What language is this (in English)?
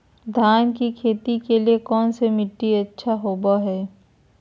Magahi